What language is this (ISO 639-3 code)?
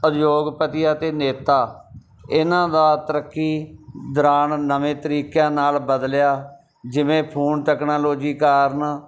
pan